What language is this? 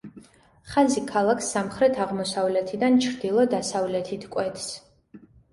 Georgian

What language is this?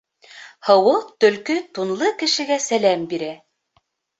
Bashkir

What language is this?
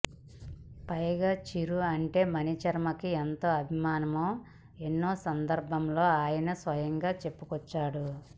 Telugu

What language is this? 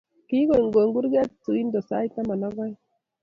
Kalenjin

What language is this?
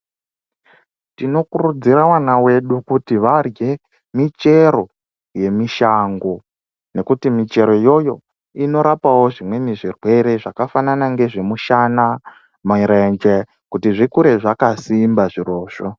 Ndau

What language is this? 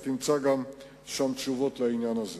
Hebrew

